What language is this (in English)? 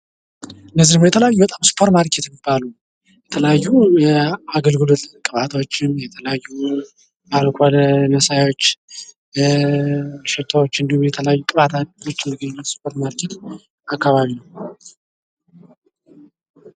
Amharic